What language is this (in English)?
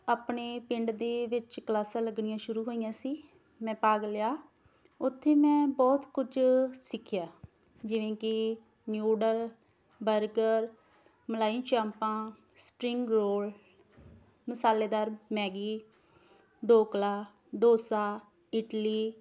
Punjabi